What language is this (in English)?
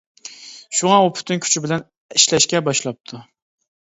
Uyghur